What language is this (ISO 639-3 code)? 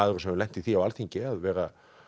isl